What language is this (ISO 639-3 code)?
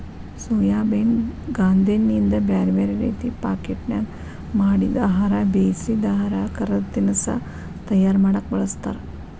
kan